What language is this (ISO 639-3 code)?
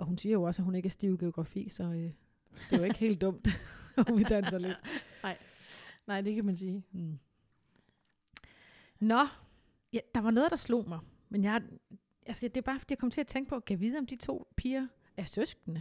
dan